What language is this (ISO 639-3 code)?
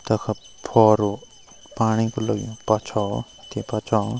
gbm